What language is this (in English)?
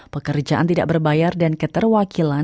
Indonesian